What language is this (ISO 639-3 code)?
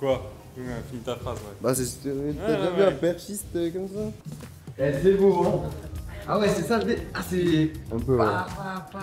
fra